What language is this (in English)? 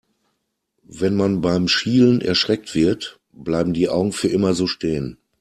German